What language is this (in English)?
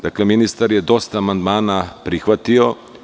Serbian